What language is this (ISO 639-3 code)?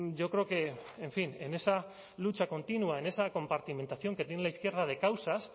spa